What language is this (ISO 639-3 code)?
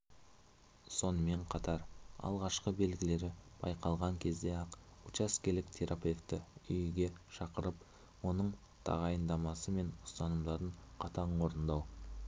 kaz